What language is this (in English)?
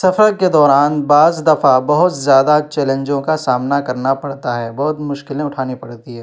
Urdu